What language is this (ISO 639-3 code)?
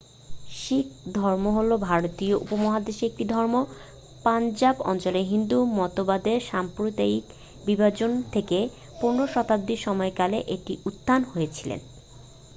ben